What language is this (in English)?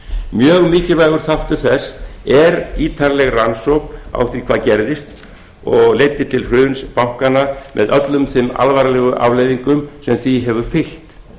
Icelandic